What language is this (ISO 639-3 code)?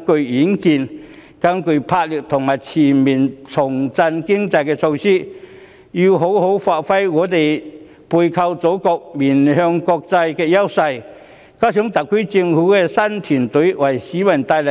yue